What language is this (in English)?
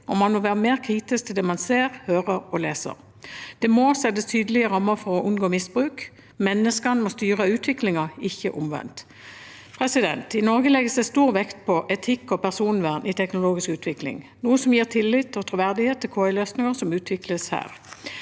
Norwegian